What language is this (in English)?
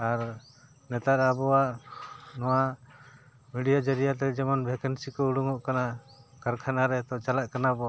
Santali